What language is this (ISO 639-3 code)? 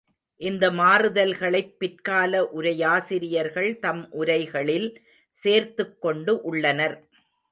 tam